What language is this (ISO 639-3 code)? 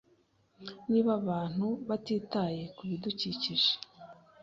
kin